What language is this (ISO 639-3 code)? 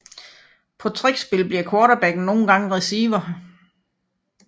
dan